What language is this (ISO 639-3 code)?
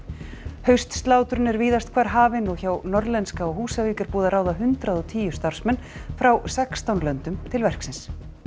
isl